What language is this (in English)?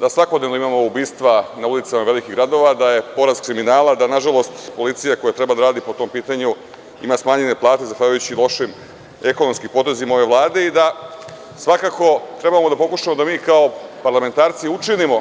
Serbian